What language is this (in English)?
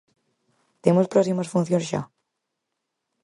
Galician